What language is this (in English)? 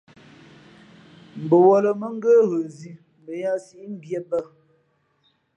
Fe'fe'